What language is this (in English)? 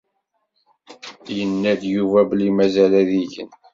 Kabyle